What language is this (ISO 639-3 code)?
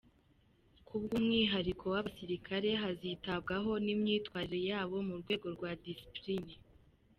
kin